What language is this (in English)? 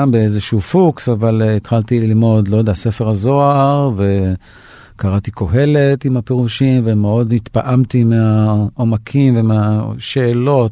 Hebrew